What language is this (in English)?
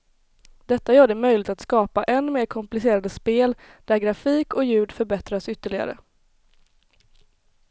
Swedish